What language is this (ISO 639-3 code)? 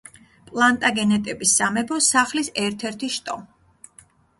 kat